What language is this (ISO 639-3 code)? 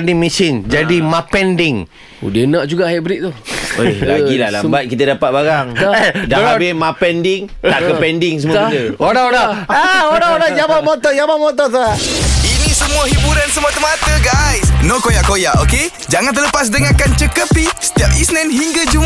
msa